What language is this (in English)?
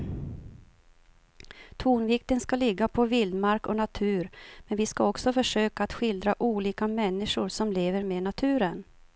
Swedish